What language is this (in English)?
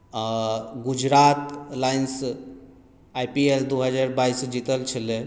Maithili